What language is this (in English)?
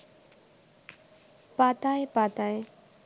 Bangla